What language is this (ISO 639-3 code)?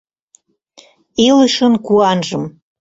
chm